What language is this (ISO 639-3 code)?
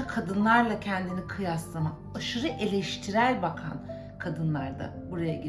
tur